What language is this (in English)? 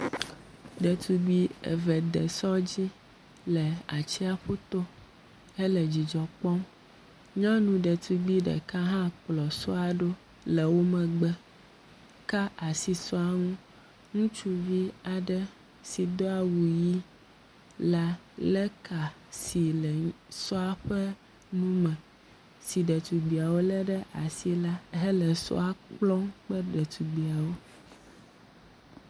Ewe